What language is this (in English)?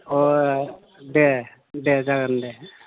Bodo